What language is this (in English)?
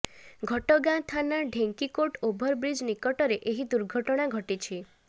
Odia